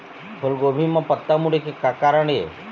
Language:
Chhattisgarhi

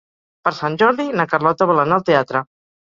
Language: Catalan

